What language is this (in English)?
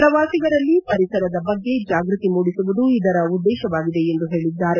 Kannada